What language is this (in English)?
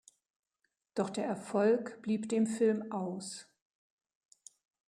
German